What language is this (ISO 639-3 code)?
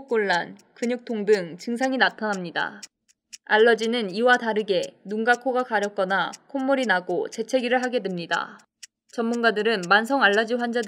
kor